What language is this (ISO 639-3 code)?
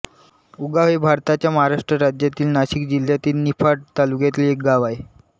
mar